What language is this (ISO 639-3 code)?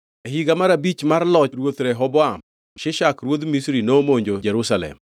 luo